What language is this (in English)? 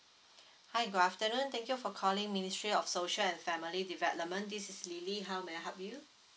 English